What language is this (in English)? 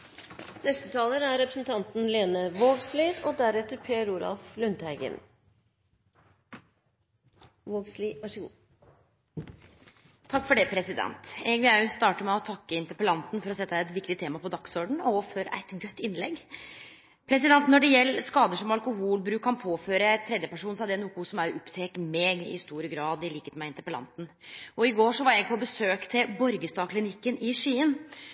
Norwegian Nynorsk